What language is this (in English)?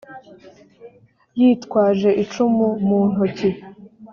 Kinyarwanda